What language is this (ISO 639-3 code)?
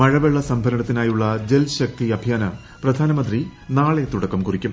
mal